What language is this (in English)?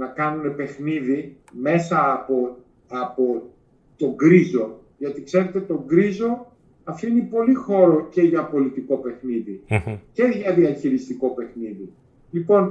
Greek